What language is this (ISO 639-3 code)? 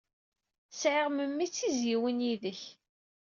kab